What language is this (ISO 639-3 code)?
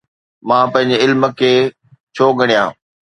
snd